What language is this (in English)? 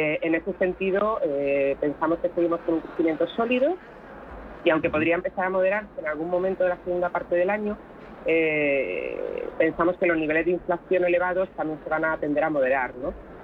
Spanish